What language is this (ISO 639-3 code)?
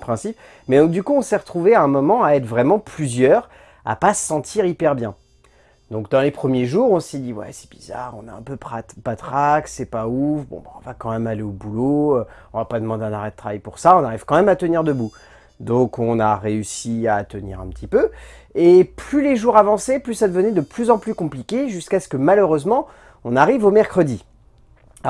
fra